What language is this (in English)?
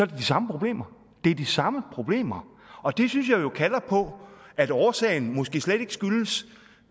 Danish